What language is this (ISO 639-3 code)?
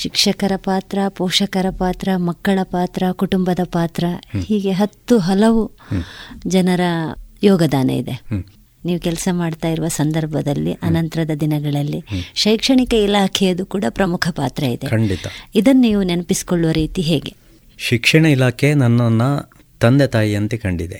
kan